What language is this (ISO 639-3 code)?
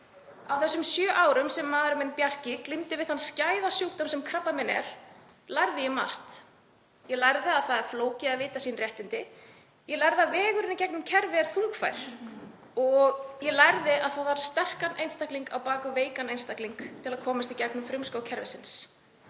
isl